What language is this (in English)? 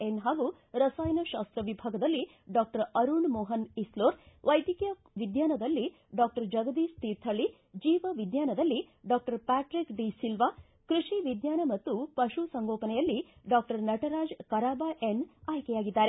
Kannada